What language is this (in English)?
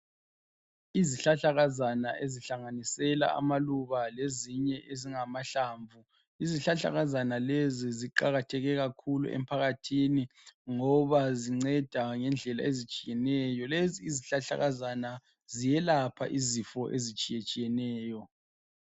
North Ndebele